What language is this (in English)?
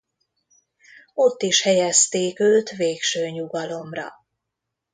Hungarian